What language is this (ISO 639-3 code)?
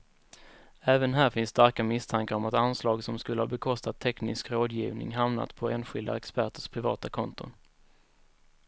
swe